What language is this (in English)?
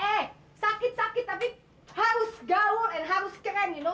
Indonesian